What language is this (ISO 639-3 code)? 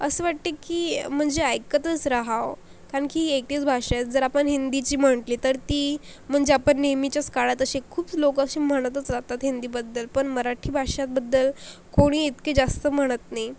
mar